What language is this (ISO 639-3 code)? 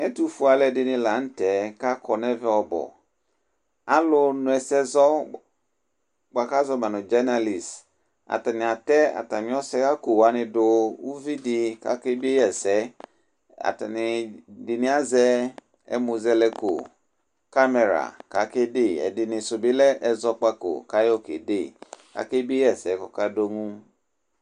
kpo